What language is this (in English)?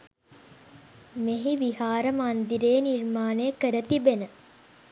Sinhala